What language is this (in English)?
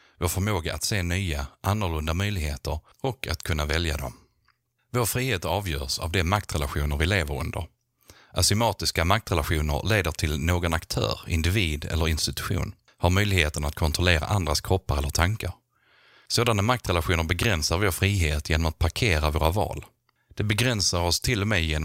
Swedish